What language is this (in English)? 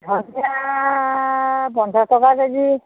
Assamese